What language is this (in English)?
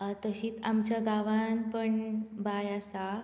Konkani